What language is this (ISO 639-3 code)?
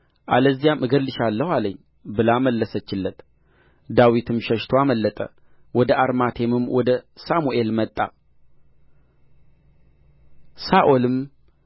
amh